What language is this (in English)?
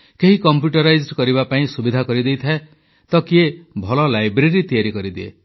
Odia